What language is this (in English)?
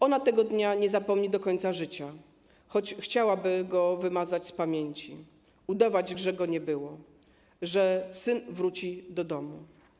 Polish